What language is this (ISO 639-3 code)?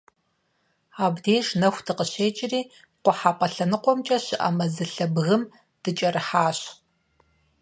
kbd